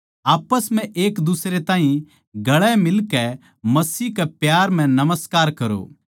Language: Haryanvi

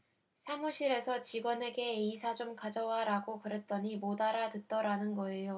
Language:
Korean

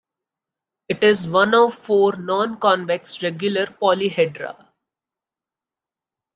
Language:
English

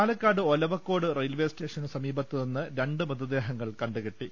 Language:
Malayalam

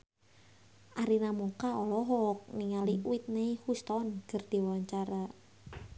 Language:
Sundanese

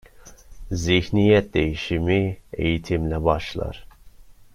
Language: Turkish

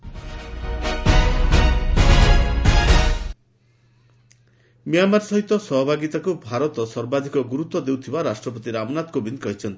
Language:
Odia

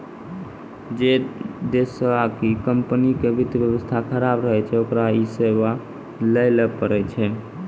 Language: Maithili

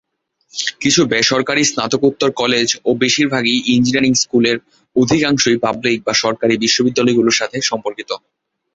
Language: Bangla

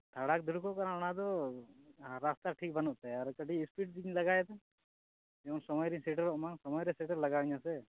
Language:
Santali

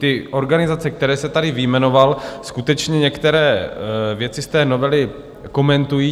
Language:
Czech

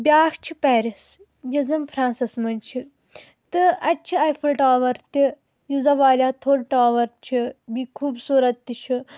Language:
Kashmiri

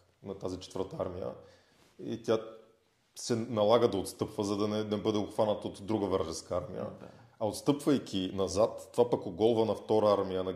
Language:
Bulgarian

